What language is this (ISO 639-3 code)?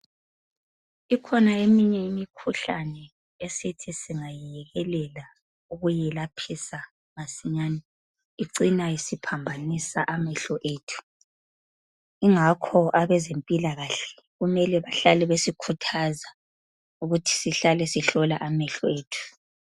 nde